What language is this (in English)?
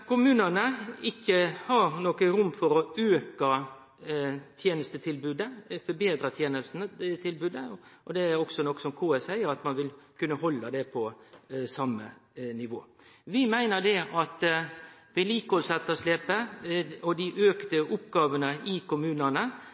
Norwegian Nynorsk